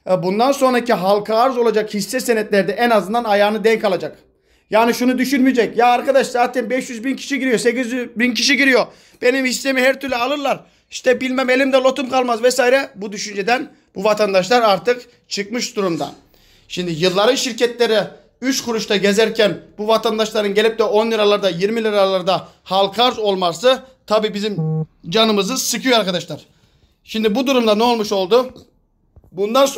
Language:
Turkish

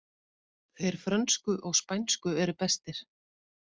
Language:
Icelandic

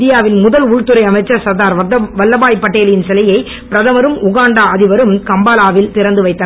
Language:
Tamil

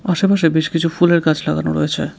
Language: Bangla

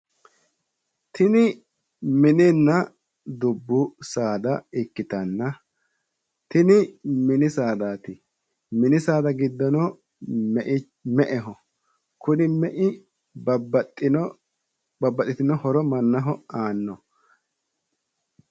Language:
Sidamo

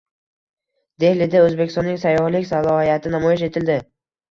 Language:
Uzbek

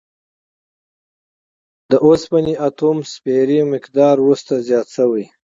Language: Pashto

